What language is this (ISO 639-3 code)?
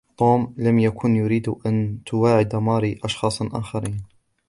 ara